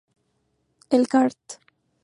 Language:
Spanish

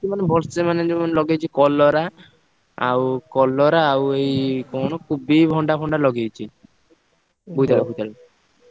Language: Odia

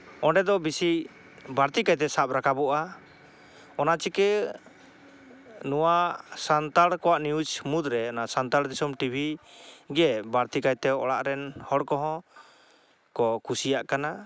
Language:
Santali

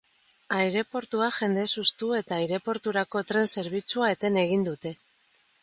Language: Basque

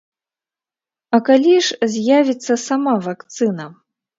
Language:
Belarusian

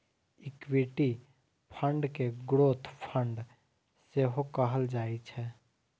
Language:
Maithili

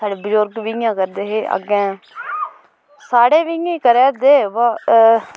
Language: Dogri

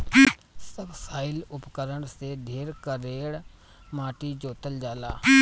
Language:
Bhojpuri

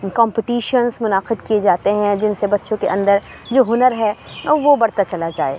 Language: Urdu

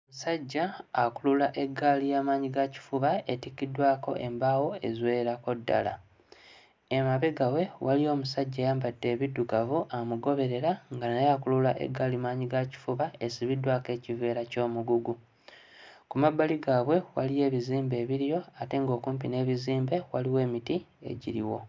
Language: Ganda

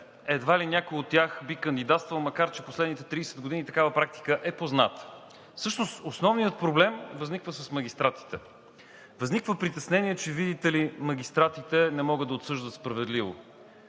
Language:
Bulgarian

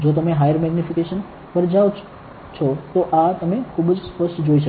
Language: Gujarati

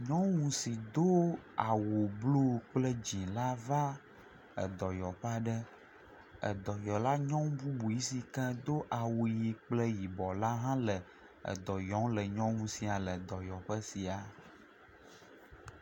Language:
Ewe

